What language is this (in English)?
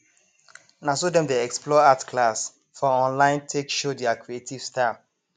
Nigerian Pidgin